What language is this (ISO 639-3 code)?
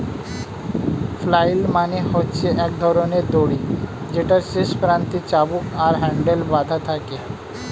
ben